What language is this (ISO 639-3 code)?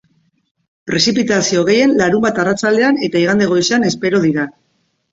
eus